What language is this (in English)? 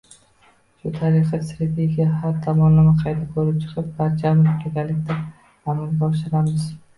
Uzbek